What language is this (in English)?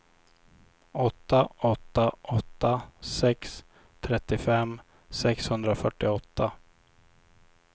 Swedish